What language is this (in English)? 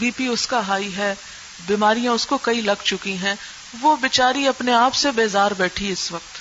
Urdu